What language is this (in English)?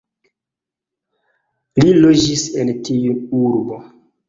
Esperanto